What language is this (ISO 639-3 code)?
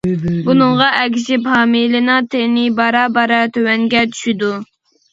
uig